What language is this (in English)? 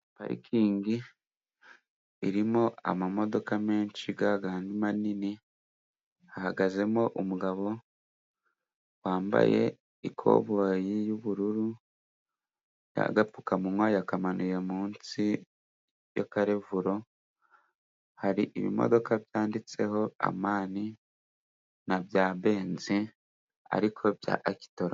Kinyarwanda